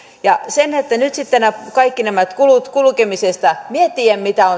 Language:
Finnish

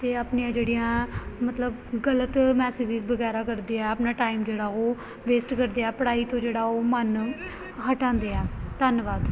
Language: Punjabi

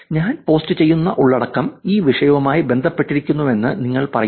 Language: Malayalam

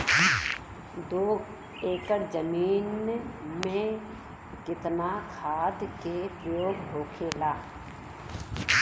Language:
Bhojpuri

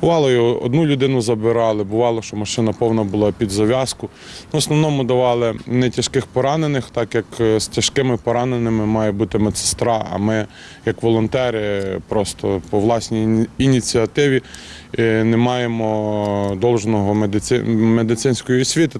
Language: Ukrainian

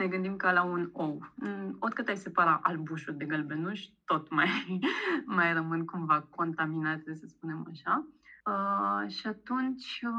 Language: Romanian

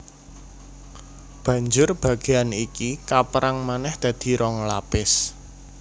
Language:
Javanese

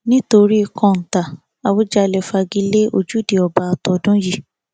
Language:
Yoruba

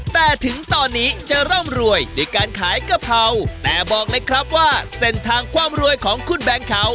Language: Thai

